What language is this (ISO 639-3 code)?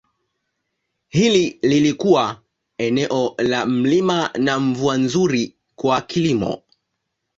swa